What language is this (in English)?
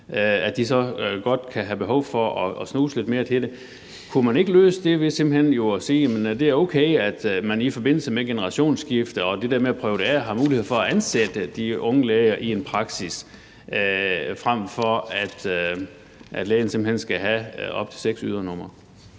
Danish